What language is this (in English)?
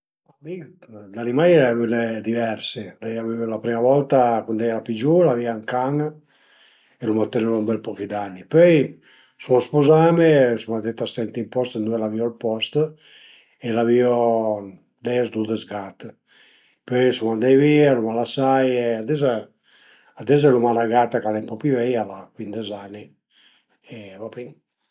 Piedmontese